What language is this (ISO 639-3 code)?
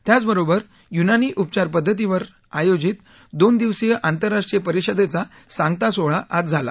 mar